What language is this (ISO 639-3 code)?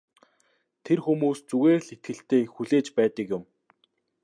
mon